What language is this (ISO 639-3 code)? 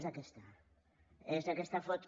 cat